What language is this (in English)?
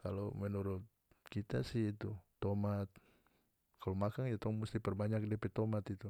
North Moluccan Malay